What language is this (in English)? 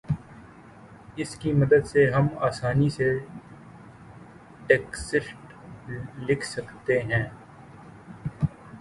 Urdu